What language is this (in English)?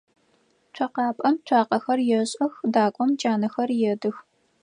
Adyghe